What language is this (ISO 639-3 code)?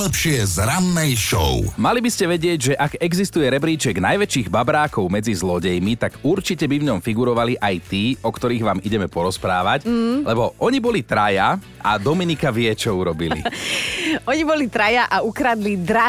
slk